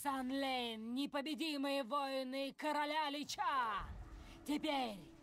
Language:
Russian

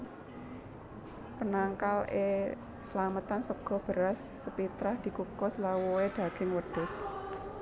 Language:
Javanese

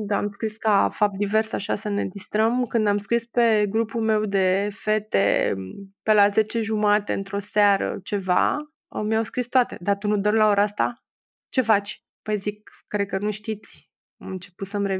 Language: Romanian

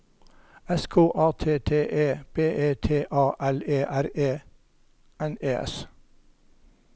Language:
Norwegian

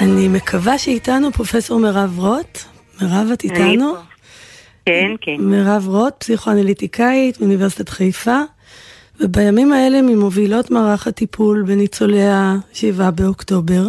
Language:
Hebrew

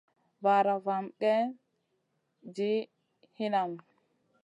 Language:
Masana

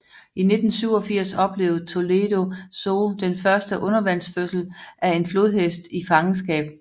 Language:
Danish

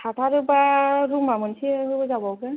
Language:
Bodo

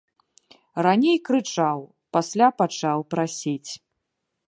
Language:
Belarusian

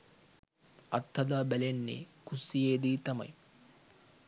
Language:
Sinhala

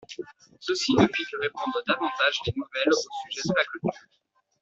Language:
French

